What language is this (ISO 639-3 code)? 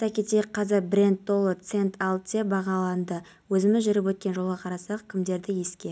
kaz